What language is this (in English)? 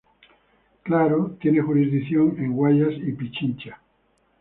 Spanish